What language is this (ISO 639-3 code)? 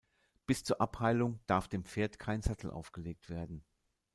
deu